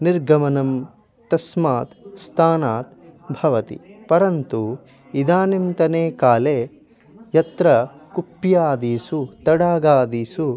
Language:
Sanskrit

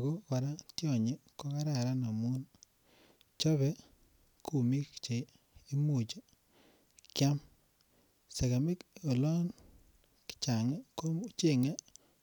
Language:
Kalenjin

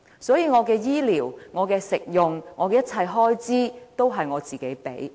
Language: Cantonese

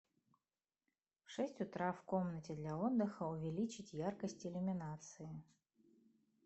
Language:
Russian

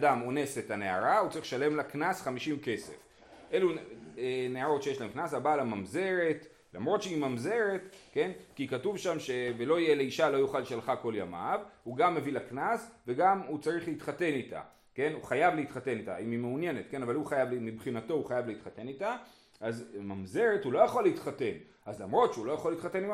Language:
Hebrew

